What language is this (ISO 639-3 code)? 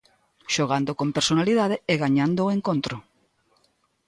glg